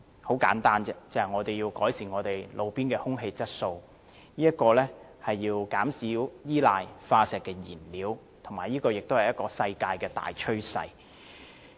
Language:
Cantonese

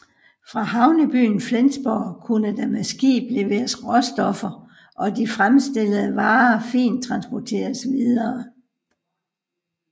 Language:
Danish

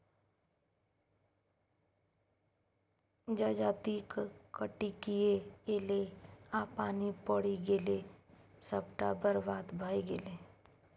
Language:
Maithili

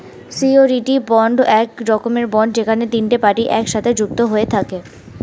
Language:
Bangla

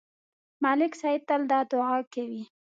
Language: Pashto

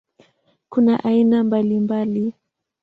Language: Swahili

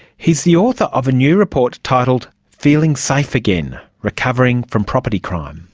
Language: English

